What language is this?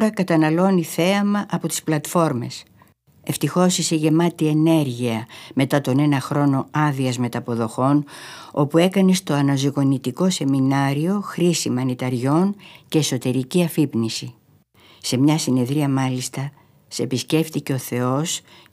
Greek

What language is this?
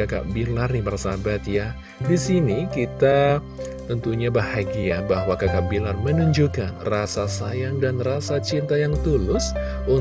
Indonesian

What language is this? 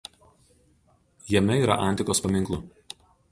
Lithuanian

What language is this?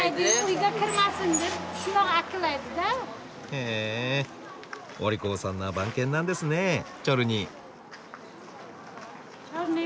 Japanese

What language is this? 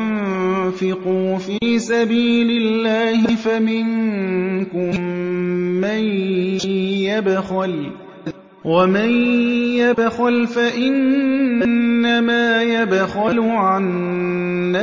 Arabic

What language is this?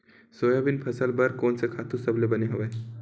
Chhattisgarhi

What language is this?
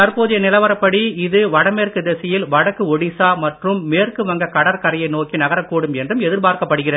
Tamil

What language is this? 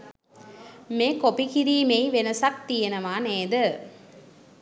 Sinhala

